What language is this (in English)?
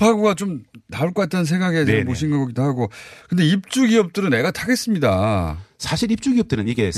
Korean